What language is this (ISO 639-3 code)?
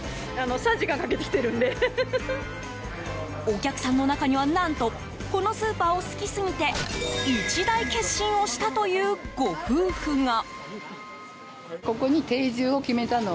jpn